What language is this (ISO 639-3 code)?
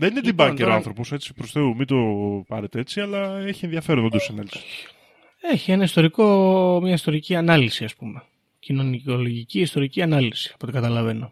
ell